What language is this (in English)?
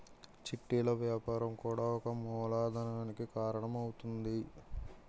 Telugu